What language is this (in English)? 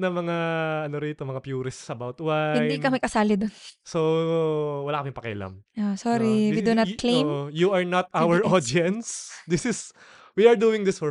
Filipino